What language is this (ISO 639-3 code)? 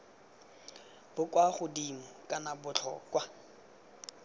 tsn